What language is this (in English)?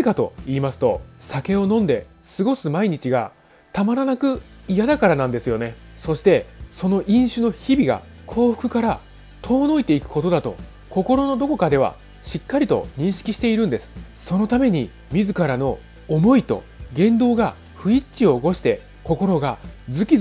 Japanese